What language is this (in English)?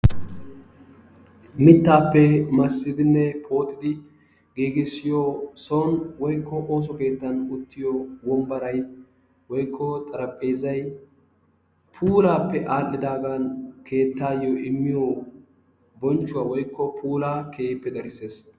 Wolaytta